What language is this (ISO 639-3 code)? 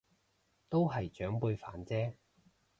yue